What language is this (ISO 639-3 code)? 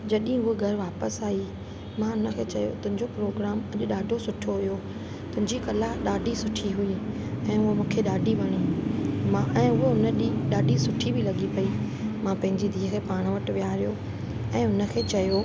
snd